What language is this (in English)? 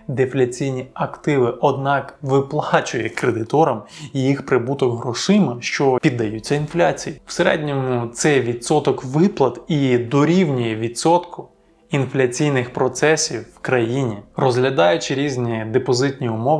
Ukrainian